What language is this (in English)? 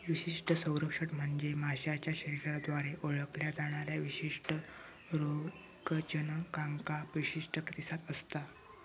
Marathi